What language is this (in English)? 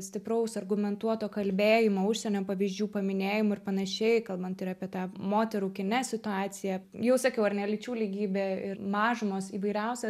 Lithuanian